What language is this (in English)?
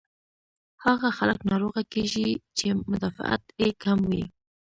Pashto